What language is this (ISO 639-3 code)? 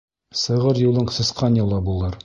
bak